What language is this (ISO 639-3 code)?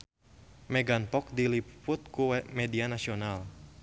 sun